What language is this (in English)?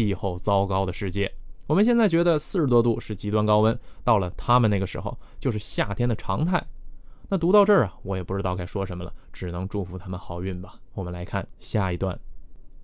Chinese